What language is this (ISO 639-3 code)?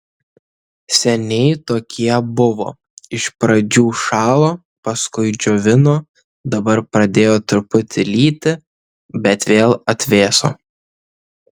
lit